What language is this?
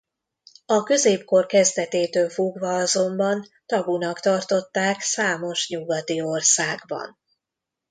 Hungarian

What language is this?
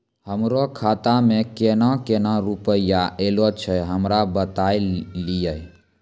Maithili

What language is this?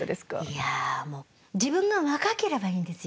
Japanese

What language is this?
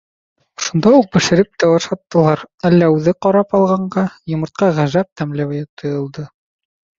Bashkir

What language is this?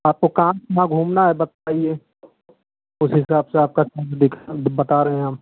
Hindi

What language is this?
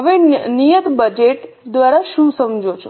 Gujarati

